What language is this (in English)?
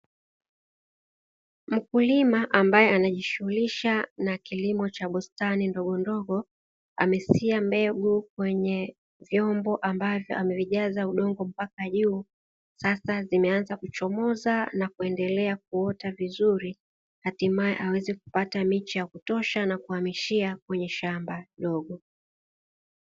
Swahili